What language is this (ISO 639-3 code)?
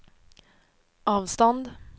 swe